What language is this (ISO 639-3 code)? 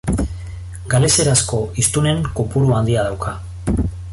eus